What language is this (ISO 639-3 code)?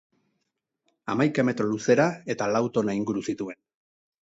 eus